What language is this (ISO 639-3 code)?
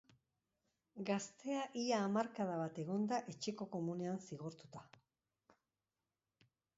eus